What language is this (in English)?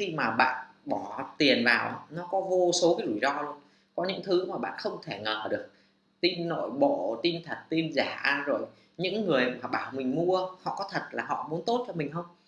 Vietnamese